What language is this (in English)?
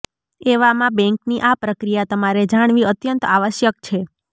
Gujarati